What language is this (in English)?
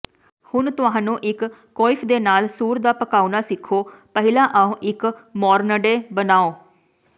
Punjabi